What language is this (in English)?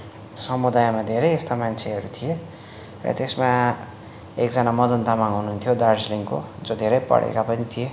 Nepali